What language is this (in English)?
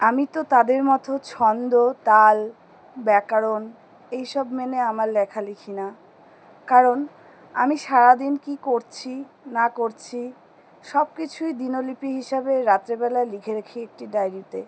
Bangla